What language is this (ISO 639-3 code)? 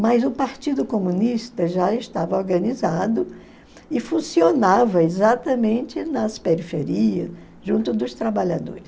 por